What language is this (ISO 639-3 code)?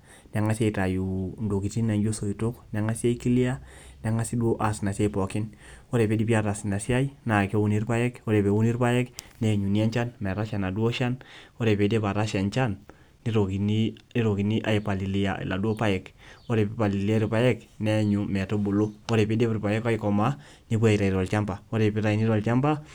mas